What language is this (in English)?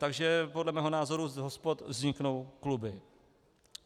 Czech